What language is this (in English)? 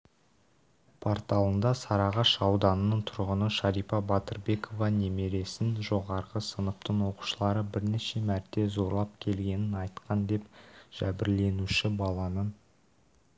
Kazakh